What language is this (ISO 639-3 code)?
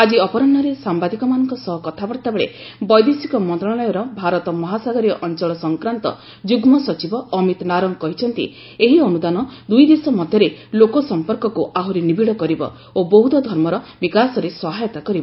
ori